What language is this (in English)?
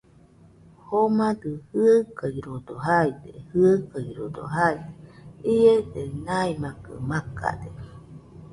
Nüpode Huitoto